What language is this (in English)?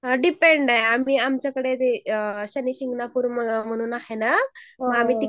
Marathi